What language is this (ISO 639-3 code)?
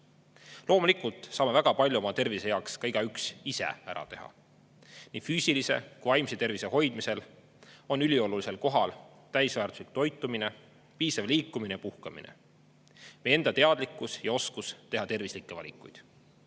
est